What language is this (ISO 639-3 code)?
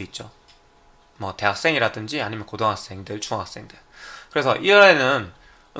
kor